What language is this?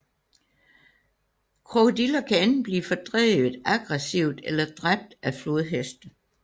Danish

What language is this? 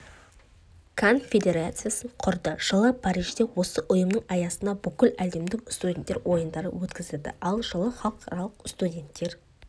Kazakh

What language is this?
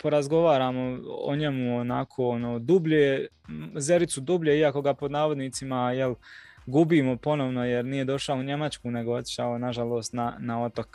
Croatian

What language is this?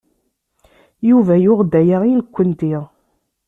Kabyle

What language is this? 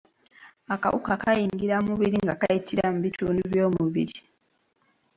Ganda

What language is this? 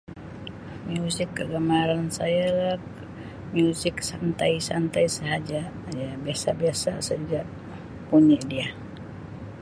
Sabah Malay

